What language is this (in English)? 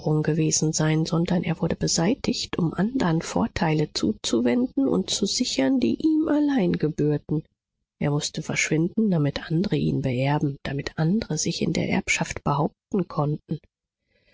German